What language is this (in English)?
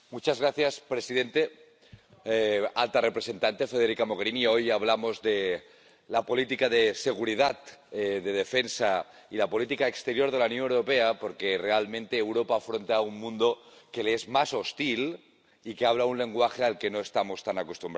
Spanish